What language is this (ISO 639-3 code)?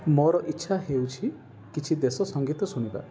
ori